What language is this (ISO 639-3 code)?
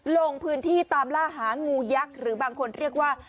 tha